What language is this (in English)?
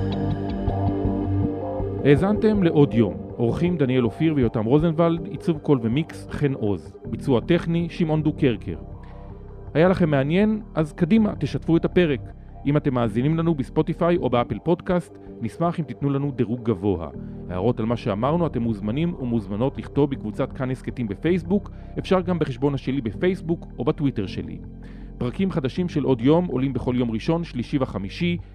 Hebrew